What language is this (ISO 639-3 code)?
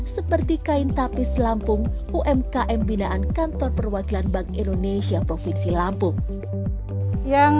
ind